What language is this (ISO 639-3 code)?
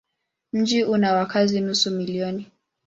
swa